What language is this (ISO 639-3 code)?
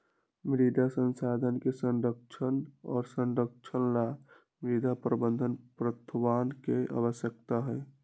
mag